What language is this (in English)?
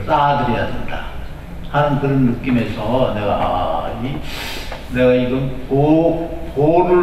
Korean